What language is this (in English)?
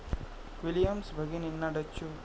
Marathi